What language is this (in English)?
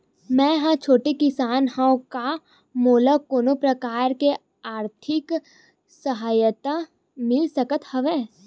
Chhattisgarhi